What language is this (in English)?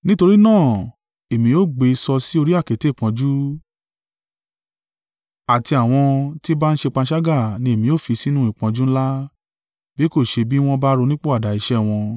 Yoruba